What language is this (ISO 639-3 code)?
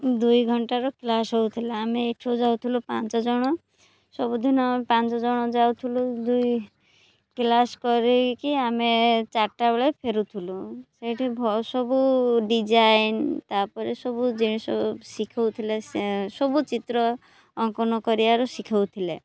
ori